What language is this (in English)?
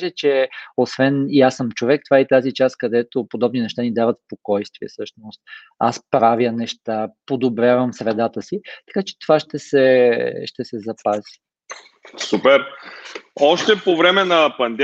Bulgarian